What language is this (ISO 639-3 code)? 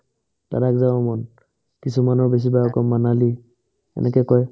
asm